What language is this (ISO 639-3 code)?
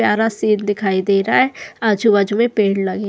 hin